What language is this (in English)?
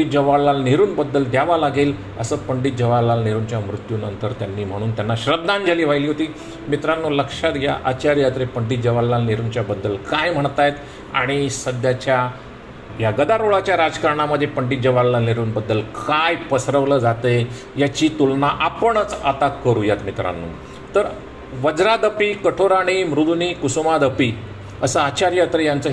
Marathi